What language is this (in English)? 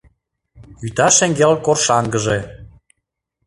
Mari